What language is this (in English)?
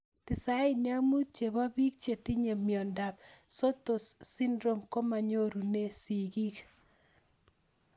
Kalenjin